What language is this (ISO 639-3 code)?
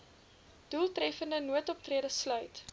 afr